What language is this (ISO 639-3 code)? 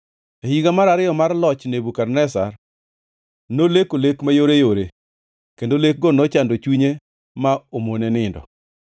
luo